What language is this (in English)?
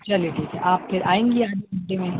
Urdu